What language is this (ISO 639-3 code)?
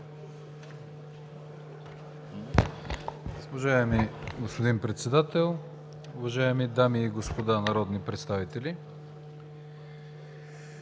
bul